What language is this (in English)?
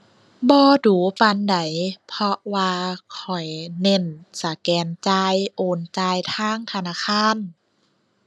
Thai